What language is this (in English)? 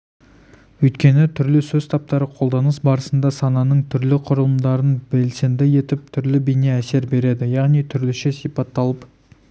Kazakh